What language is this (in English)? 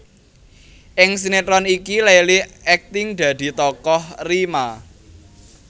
Javanese